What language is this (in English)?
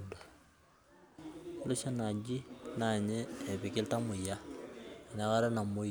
Masai